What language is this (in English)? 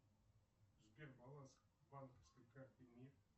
Russian